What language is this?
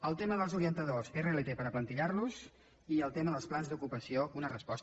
Catalan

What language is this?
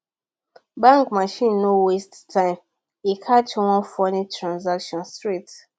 Nigerian Pidgin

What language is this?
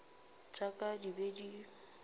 Northern Sotho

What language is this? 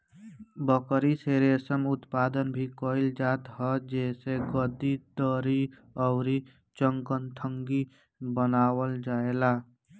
Bhojpuri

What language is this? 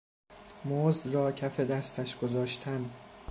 Persian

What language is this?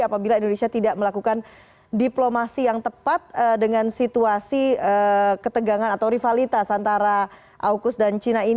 Indonesian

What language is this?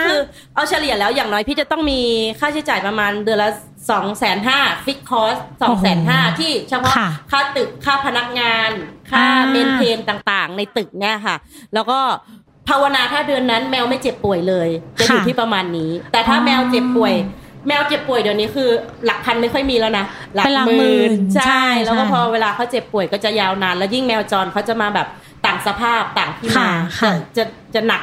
Thai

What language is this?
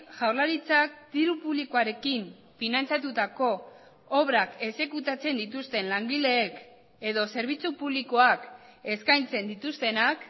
Basque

